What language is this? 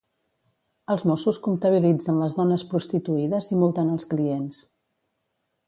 Catalan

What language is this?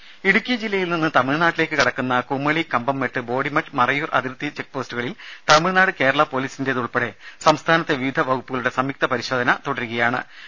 Malayalam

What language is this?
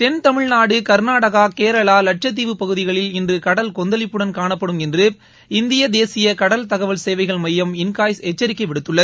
Tamil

